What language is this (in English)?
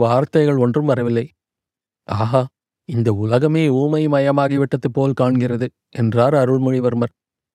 Tamil